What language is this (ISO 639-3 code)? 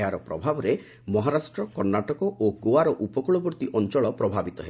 ori